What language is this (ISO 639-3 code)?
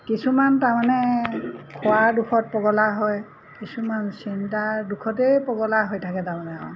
asm